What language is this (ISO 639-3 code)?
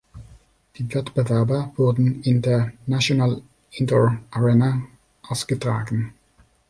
deu